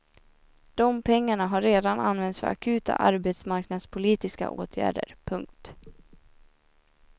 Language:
Swedish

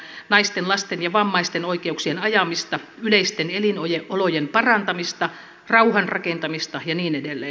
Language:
Finnish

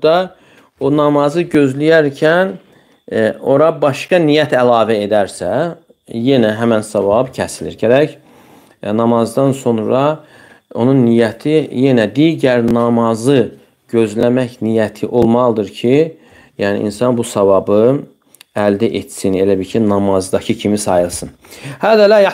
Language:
Turkish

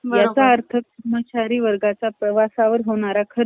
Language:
Marathi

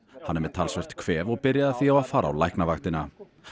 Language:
Icelandic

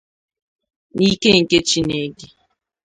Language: Igbo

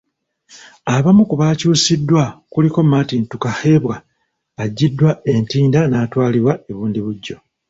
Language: Ganda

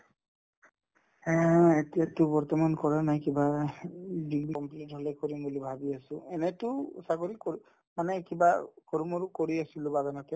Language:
Assamese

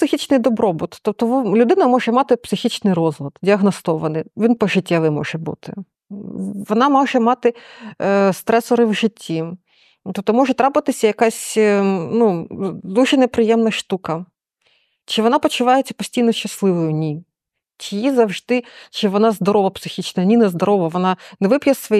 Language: Ukrainian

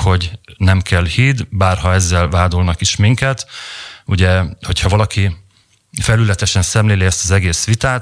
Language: Hungarian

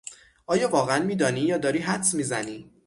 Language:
Persian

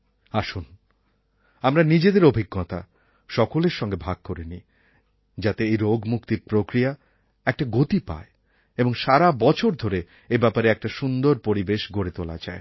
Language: Bangla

